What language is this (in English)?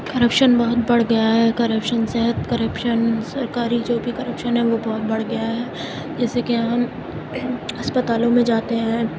Urdu